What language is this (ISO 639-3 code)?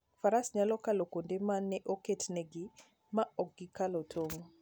luo